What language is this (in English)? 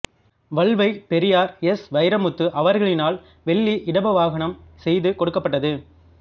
Tamil